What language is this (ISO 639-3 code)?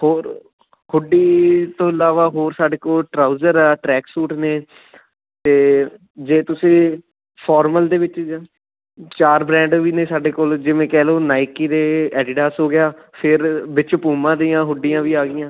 pan